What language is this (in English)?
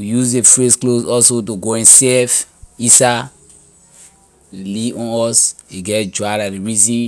Liberian English